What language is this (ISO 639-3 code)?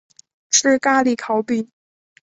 zho